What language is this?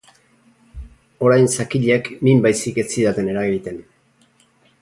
Basque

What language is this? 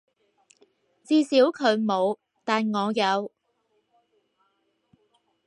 Cantonese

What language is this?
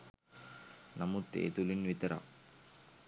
Sinhala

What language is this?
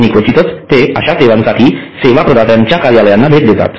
Marathi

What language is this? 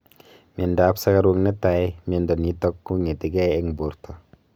Kalenjin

